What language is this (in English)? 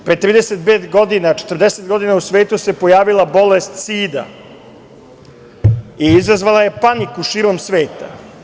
Serbian